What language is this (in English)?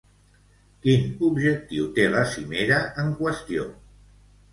Catalan